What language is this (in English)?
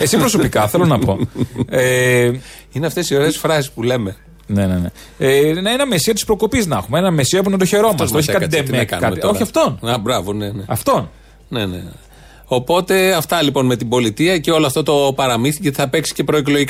Greek